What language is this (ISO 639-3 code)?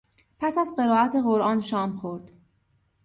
fas